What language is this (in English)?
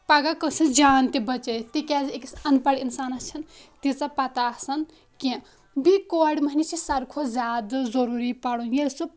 Kashmiri